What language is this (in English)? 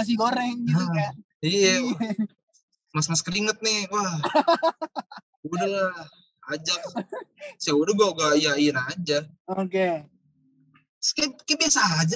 Indonesian